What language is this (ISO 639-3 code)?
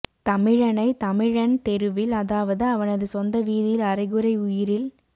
tam